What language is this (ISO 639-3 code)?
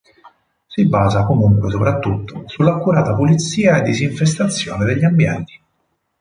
ita